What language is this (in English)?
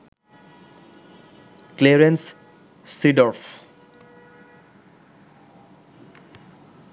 Bangla